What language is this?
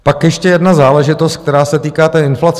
Czech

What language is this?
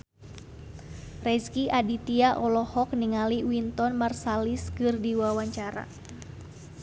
Sundanese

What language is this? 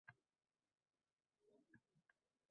Uzbek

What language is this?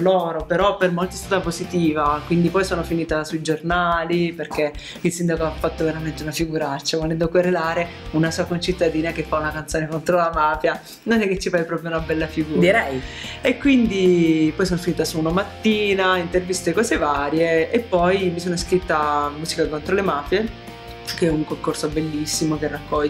Italian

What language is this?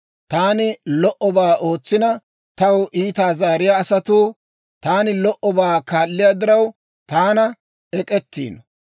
Dawro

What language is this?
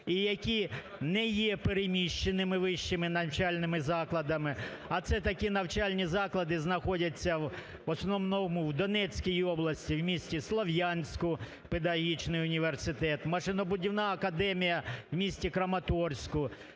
Ukrainian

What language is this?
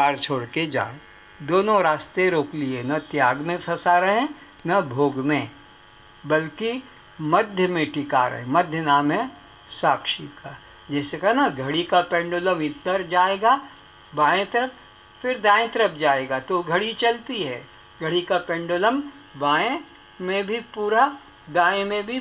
Hindi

